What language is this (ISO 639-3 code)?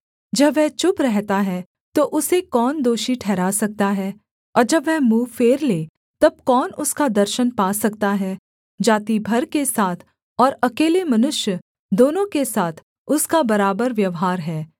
hin